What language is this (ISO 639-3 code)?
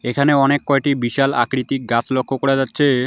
ben